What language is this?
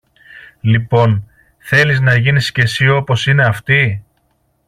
Greek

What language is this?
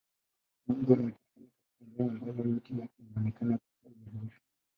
Swahili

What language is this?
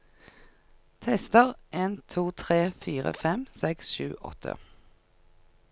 Norwegian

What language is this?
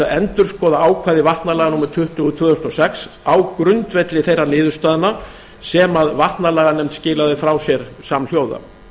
Icelandic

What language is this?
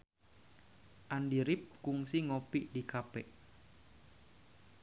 Sundanese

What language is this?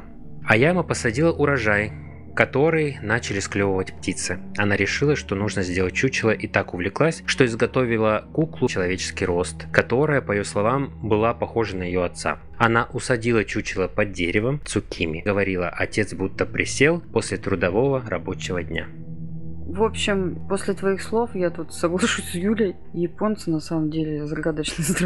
Russian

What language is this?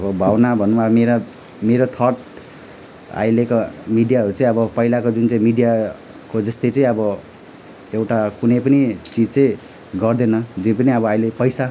Nepali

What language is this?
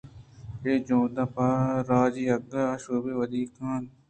Eastern Balochi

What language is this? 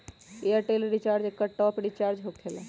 Magahi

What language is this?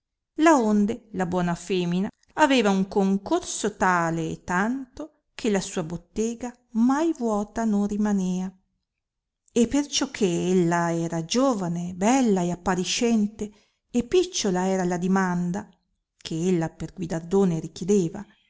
Italian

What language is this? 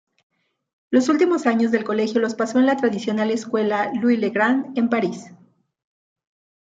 Spanish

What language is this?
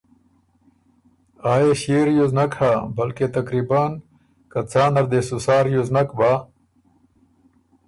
Ormuri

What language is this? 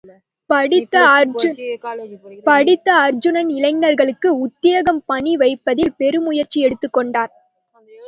Tamil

